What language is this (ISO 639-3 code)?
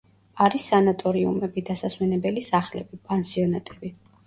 kat